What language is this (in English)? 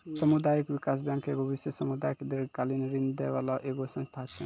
Maithili